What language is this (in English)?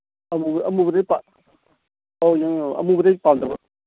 Manipuri